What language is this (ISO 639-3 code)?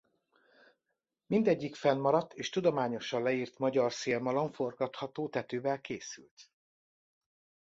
hun